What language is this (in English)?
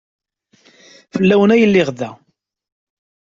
Kabyle